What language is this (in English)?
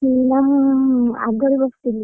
Odia